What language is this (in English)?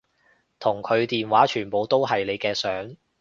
Cantonese